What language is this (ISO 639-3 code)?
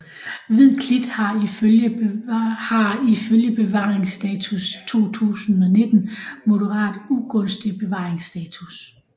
dan